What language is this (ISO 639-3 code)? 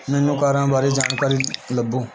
pan